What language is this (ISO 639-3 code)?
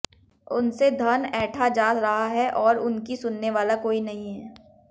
hin